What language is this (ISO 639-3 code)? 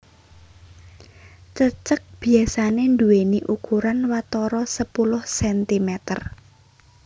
jav